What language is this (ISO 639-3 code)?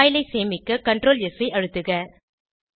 tam